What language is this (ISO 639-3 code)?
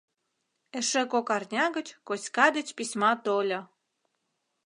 chm